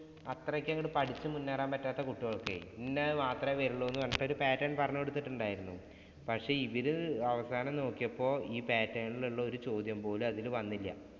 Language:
Malayalam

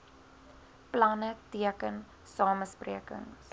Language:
Afrikaans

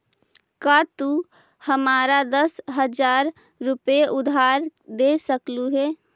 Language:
Magahi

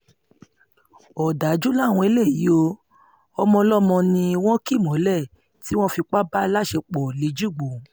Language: Yoruba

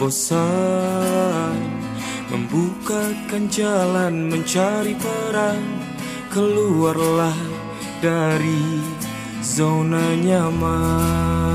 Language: Indonesian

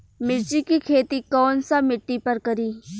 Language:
Bhojpuri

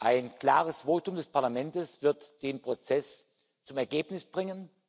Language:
German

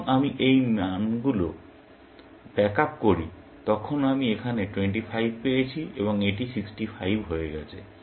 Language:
Bangla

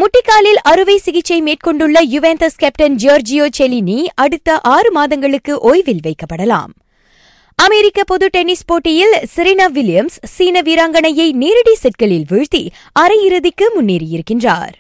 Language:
Tamil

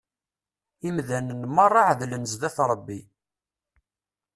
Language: Kabyle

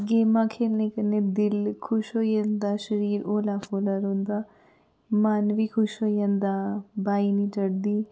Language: Dogri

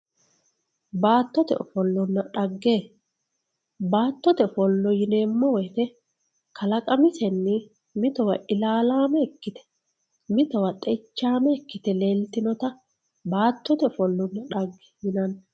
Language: Sidamo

